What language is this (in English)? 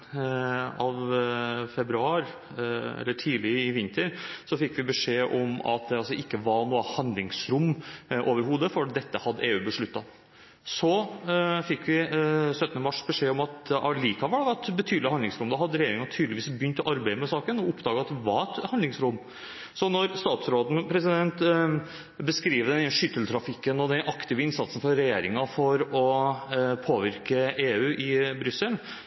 Norwegian Bokmål